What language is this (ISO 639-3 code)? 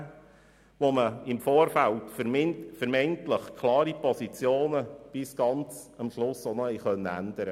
gsw